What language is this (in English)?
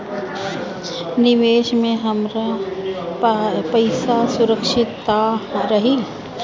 Bhojpuri